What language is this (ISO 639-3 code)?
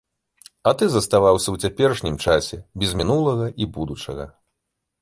bel